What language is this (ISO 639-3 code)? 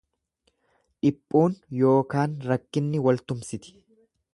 orm